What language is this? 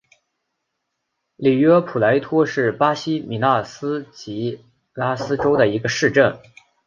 Chinese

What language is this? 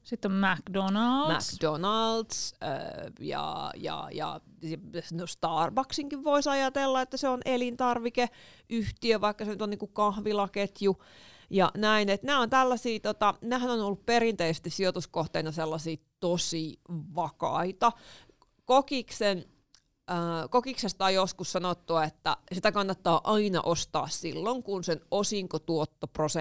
Finnish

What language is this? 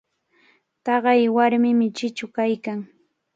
Cajatambo North Lima Quechua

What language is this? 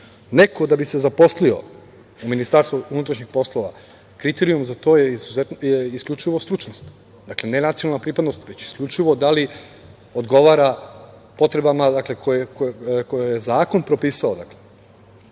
Serbian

